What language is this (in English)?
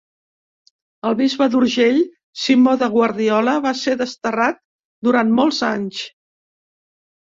Catalan